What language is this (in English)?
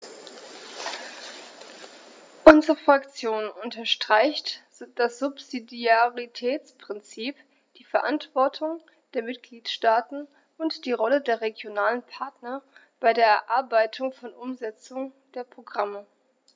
German